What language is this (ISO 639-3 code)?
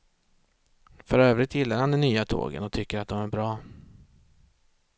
swe